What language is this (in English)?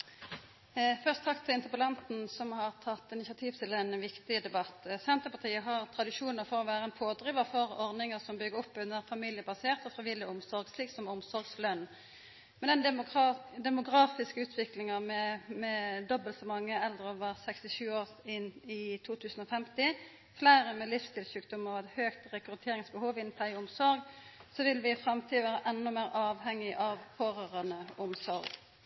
Norwegian